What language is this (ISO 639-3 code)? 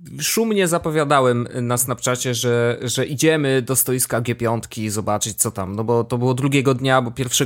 pol